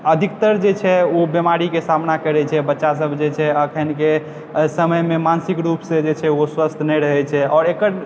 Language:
Maithili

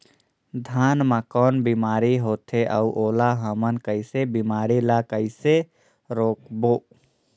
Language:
Chhattisgarhi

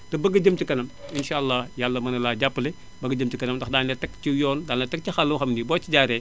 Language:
Wolof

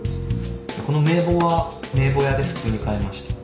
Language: Japanese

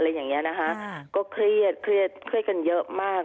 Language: Thai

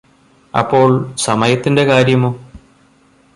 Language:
Malayalam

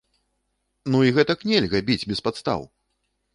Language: Belarusian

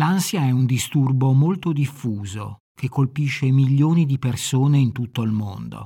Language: Italian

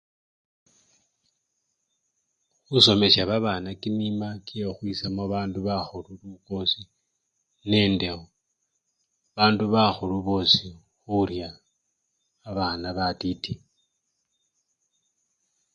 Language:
Luyia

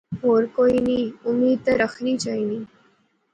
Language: Pahari-Potwari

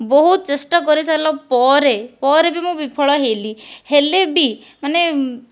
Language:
Odia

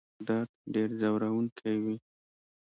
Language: Pashto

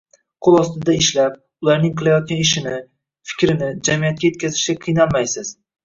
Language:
Uzbek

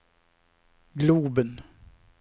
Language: Swedish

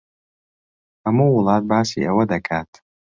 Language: Central Kurdish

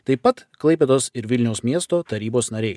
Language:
Lithuanian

